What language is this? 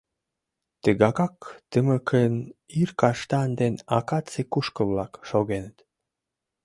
Mari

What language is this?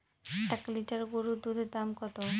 Bangla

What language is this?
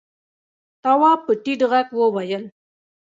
Pashto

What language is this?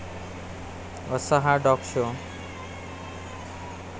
Marathi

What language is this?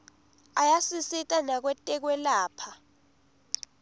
Swati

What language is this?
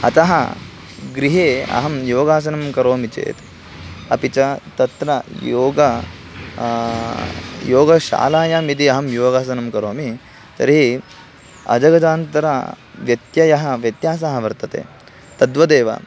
Sanskrit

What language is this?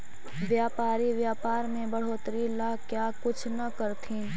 Magahi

